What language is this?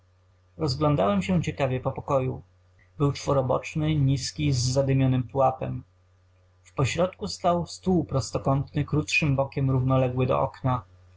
Polish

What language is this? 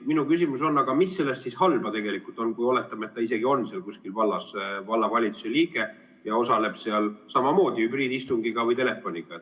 Estonian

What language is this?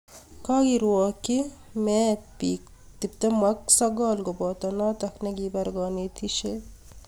Kalenjin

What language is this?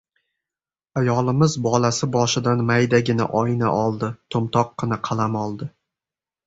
Uzbek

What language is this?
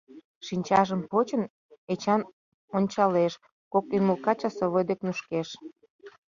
Mari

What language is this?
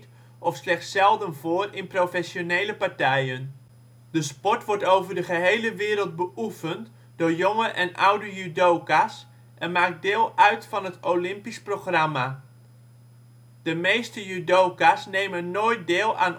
Dutch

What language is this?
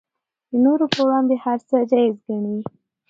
Pashto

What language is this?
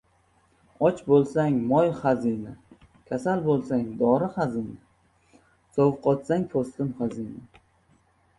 Uzbek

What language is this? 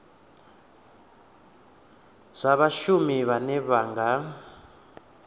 Venda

